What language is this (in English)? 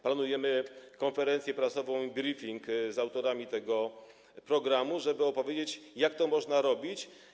Polish